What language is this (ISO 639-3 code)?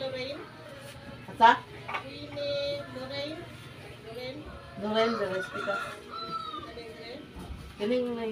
fil